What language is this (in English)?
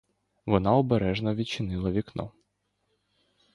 Ukrainian